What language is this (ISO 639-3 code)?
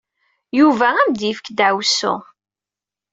kab